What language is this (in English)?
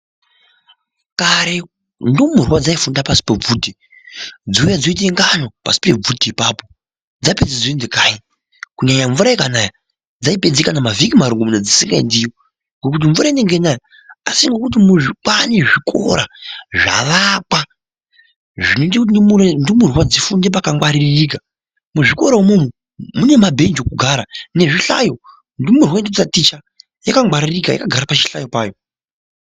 Ndau